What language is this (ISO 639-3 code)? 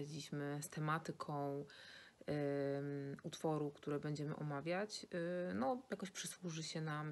pol